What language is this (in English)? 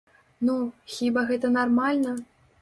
Belarusian